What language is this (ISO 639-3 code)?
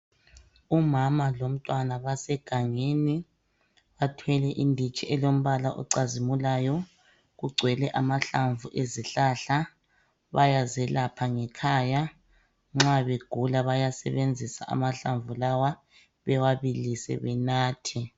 nde